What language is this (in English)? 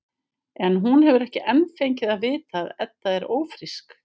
Icelandic